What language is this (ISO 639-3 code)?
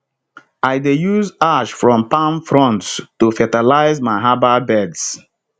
pcm